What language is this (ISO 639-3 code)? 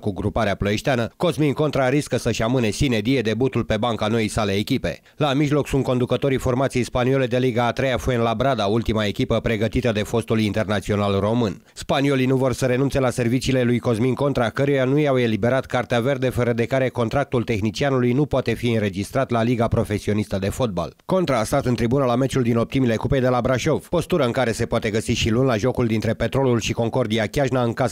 ron